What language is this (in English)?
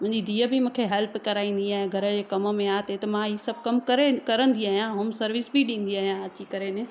Sindhi